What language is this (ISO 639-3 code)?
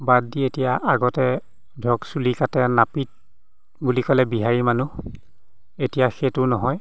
asm